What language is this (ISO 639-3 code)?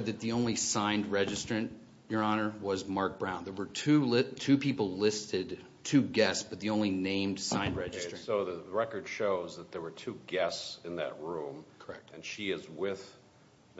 eng